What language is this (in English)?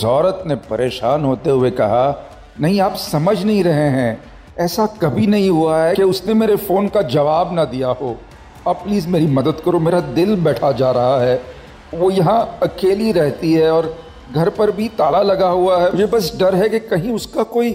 Hindi